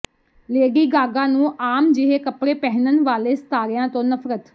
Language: Punjabi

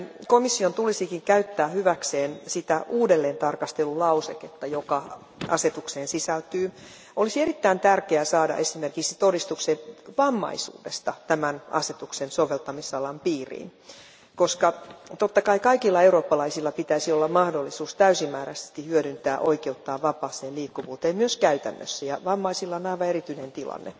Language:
Finnish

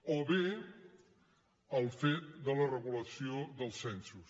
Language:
Catalan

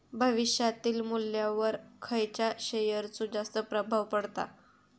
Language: Marathi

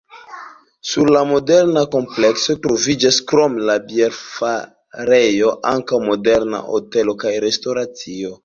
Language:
Esperanto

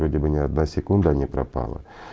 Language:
Russian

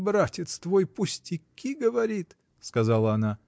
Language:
Russian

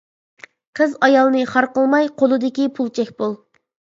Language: Uyghur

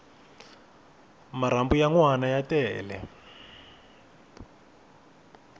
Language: Tsonga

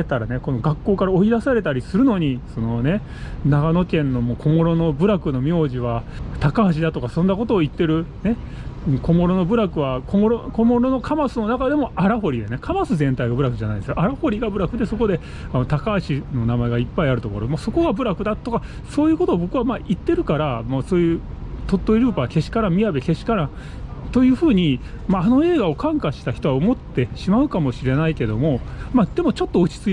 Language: Japanese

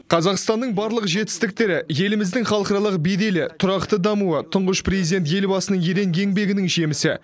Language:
Kazakh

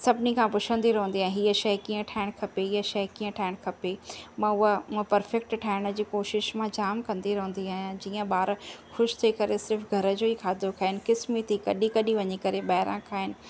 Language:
Sindhi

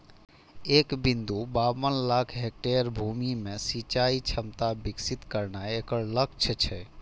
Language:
Maithili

